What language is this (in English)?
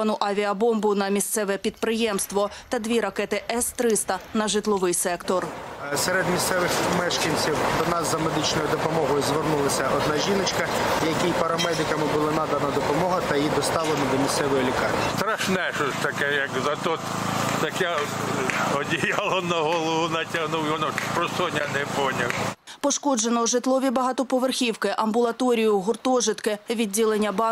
Ukrainian